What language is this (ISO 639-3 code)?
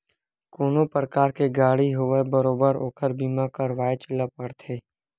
hne